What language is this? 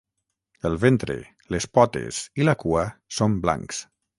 Catalan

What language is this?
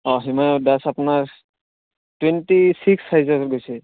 Assamese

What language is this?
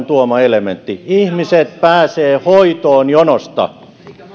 Finnish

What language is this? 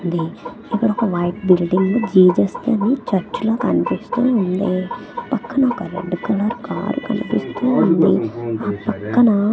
Telugu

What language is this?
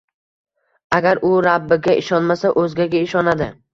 Uzbek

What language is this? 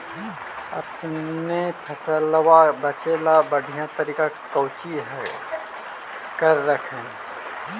Magahi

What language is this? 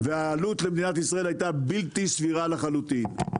Hebrew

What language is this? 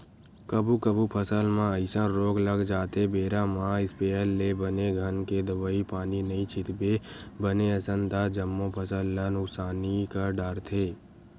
Chhattisgarhi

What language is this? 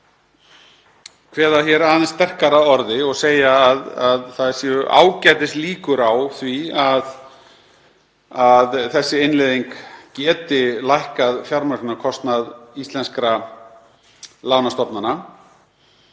Icelandic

